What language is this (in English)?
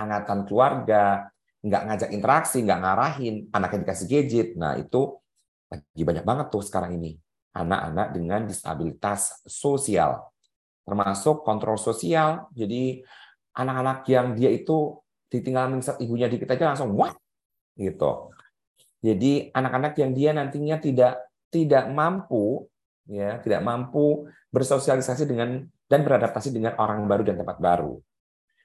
Indonesian